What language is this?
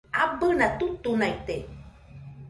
Nüpode Huitoto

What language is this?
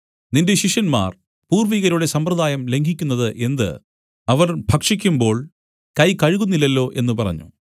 Malayalam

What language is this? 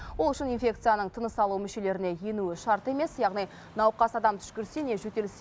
Kazakh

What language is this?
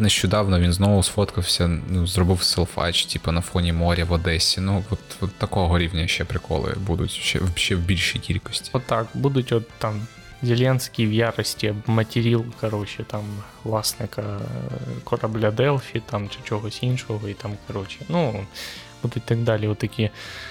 Ukrainian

